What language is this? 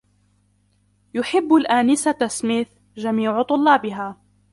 Arabic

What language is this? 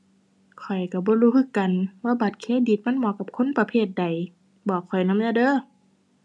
Thai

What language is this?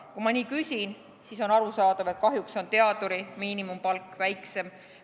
Estonian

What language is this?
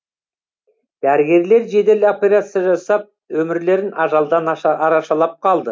Kazakh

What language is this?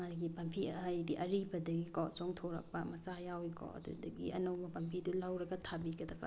Manipuri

